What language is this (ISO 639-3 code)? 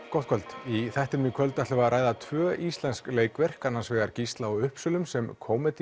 isl